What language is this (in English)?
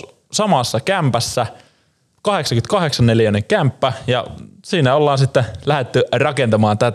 Finnish